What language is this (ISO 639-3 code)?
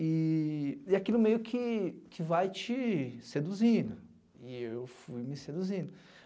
por